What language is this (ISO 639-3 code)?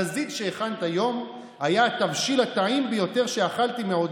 heb